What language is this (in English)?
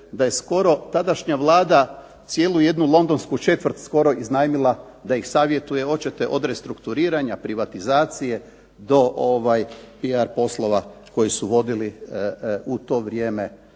Croatian